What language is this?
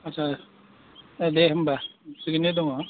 Bodo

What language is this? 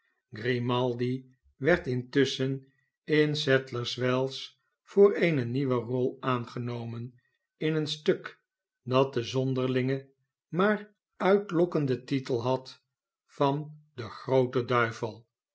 Dutch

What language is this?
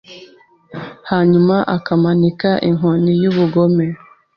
Kinyarwanda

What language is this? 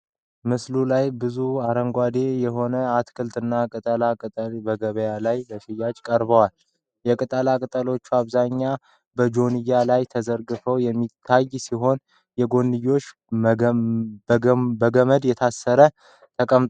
Amharic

